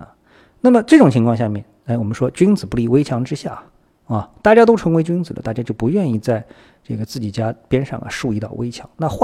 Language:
Chinese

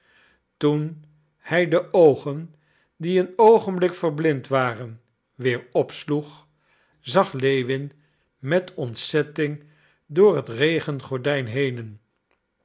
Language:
Dutch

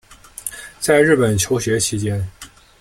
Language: Chinese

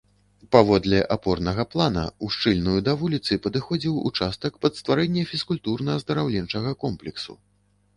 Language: Belarusian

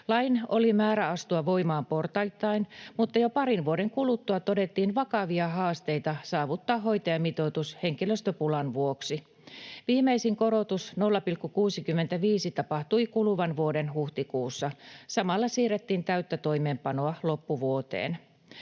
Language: Finnish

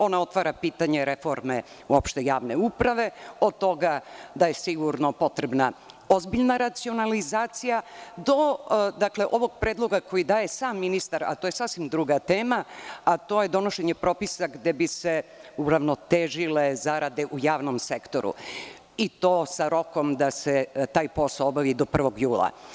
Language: Serbian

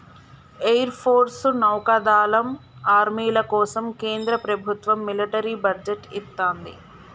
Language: Telugu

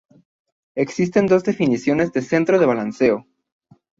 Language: Spanish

